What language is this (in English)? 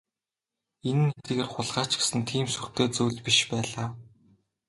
Mongolian